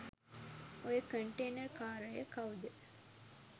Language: Sinhala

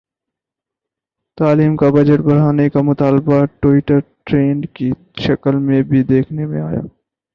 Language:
Urdu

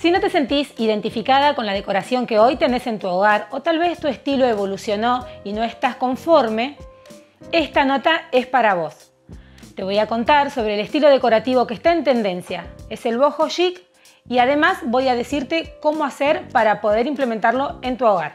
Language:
Spanish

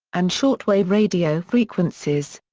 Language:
English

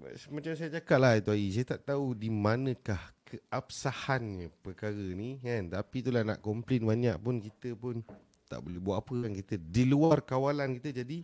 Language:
Malay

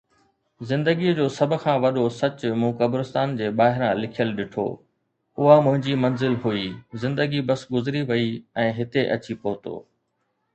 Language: Sindhi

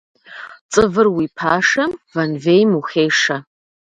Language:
Kabardian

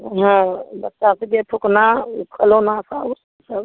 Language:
Maithili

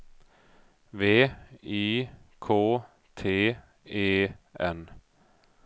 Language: Swedish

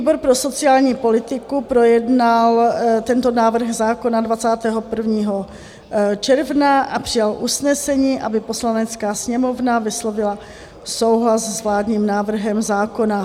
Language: Czech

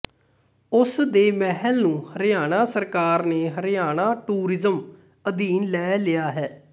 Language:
Punjabi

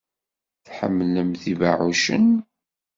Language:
Kabyle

